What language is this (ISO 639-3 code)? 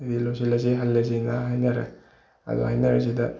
mni